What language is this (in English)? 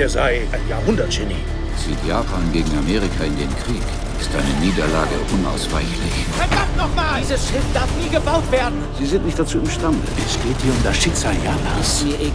German